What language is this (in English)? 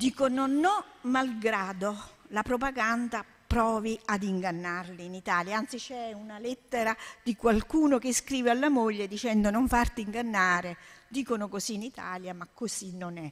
Italian